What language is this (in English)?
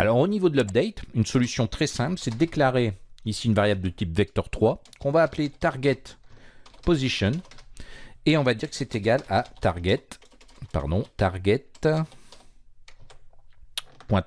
French